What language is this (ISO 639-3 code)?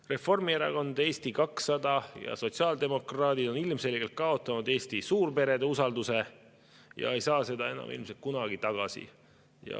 est